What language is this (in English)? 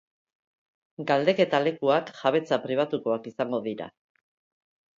Basque